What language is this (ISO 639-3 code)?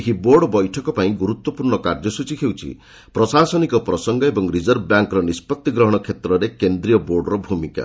ori